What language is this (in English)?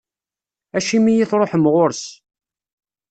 Kabyle